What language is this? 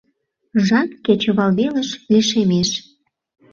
Mari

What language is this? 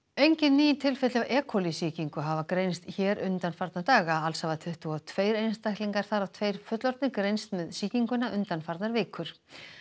Icelandic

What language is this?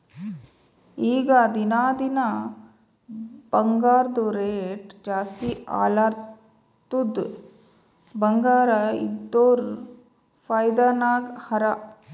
Kannada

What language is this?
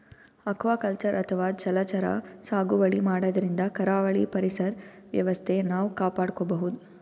Kannada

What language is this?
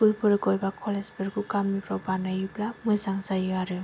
Bodo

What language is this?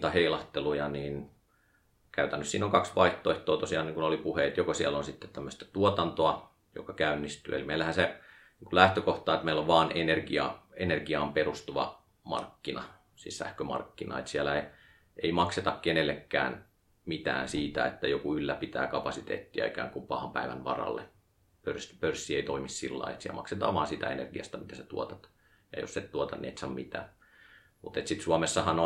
Finnish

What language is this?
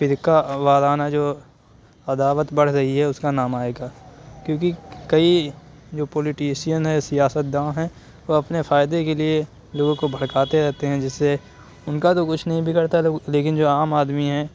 Urdu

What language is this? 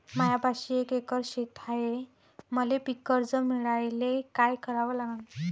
Marathi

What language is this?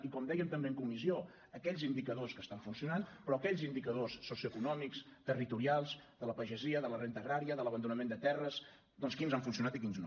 Catalan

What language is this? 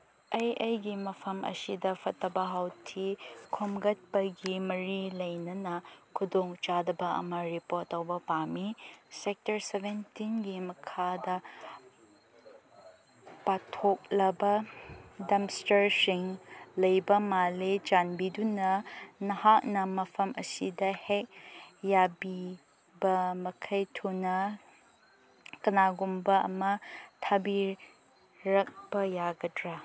Manipuri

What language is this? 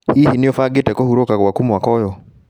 Kikuyu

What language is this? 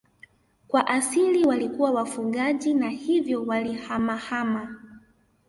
Swahili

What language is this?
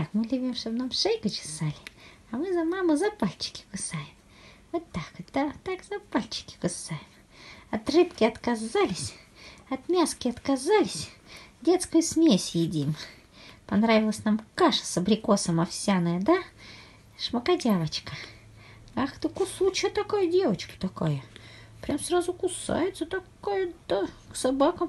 Russian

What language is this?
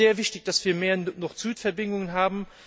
German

